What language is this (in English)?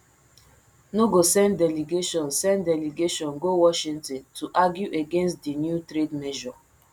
Nigerian Pidgin